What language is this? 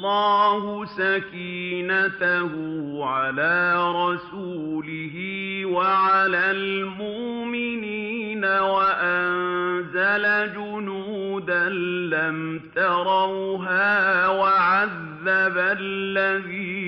Arabic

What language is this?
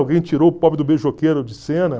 Portuguese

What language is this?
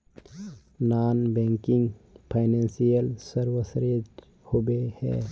Magahi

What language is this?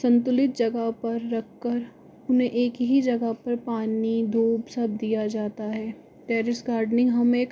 Hindi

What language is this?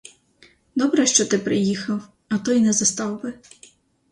Ukrainian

